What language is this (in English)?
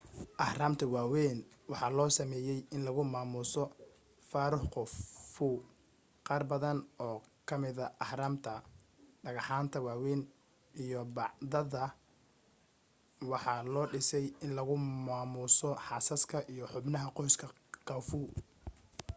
Somali